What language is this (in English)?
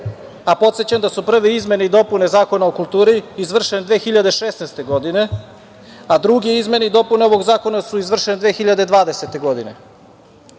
Serbian